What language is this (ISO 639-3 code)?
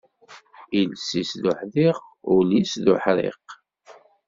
kab